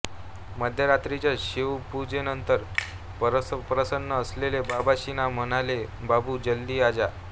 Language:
Marathi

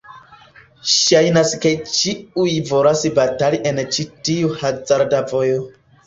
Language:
Esperanto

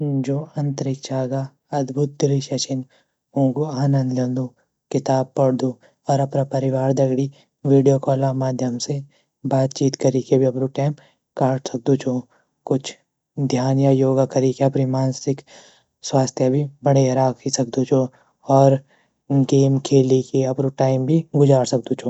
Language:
Garhwali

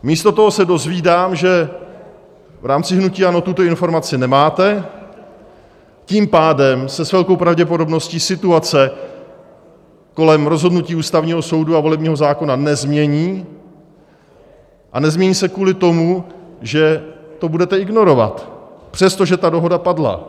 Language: Czech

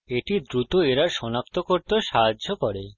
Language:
Bangla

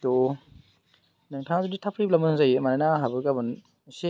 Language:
Bodo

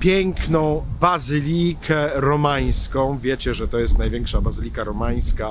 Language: Polish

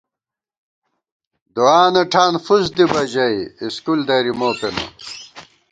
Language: Gawar-Bati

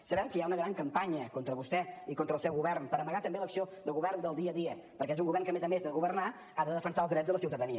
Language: Catalan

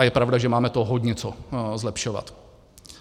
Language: Czech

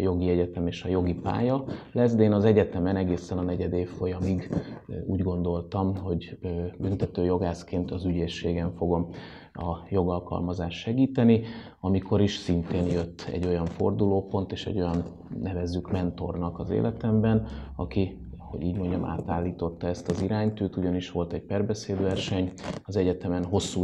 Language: Hungarian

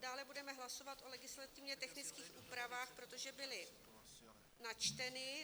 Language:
Czech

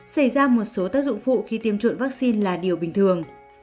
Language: Vietnamese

